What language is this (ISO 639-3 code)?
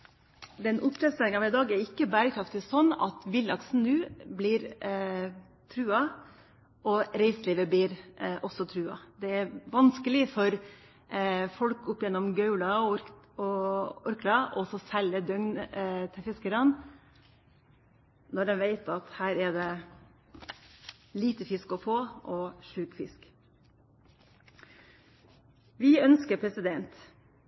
nob